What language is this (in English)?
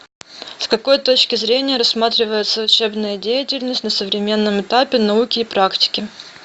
Russian